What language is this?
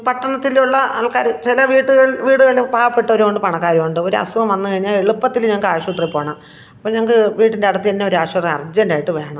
Malayalam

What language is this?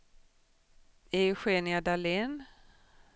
Swedish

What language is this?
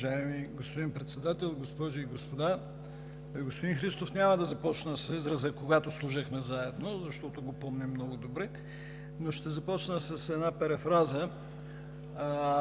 Bulgarian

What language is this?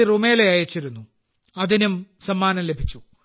Malayalam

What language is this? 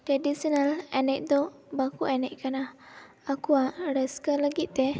Santali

